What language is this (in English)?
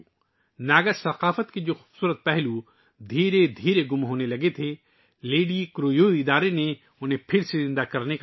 Urdu